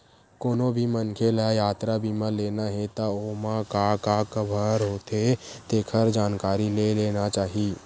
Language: Chhattisgarhi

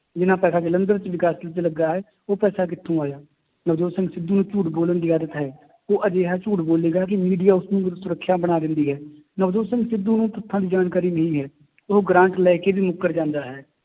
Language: Punjabi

